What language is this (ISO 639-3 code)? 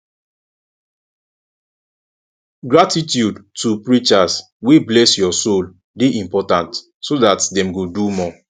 pcm